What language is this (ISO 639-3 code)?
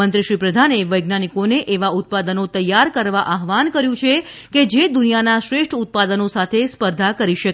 guj